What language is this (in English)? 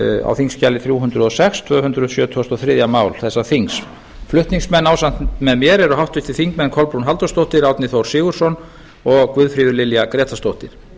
Icelandic